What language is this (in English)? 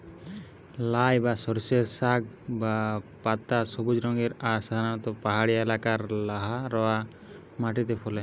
Bangla